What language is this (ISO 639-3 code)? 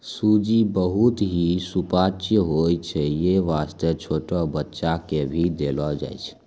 mai